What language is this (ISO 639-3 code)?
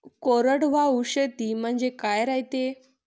mar